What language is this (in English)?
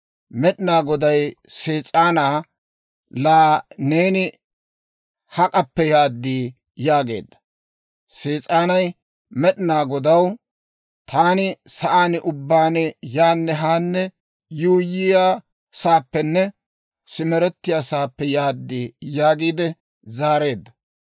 Dawro